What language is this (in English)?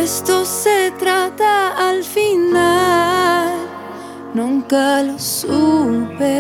Spanish